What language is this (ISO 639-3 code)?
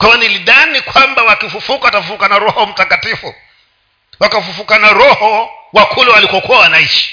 swa